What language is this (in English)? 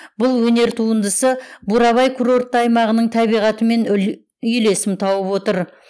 Kazakh